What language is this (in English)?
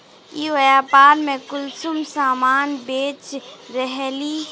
Magahi